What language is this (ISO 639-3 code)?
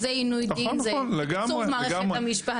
heb